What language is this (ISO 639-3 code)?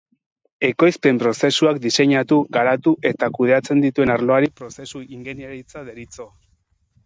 eus